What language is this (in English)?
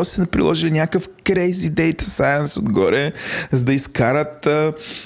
Bulgarian